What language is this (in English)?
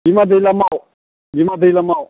Bodo